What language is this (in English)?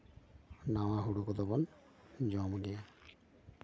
Santali